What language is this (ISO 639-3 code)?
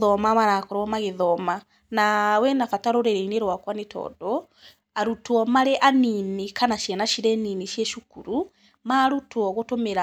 kik